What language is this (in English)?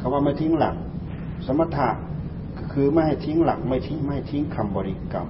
Thai